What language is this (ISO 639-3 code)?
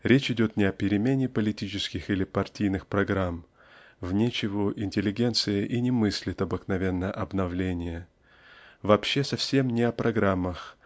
rus